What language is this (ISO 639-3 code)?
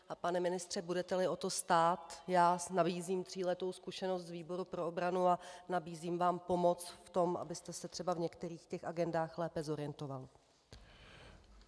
ces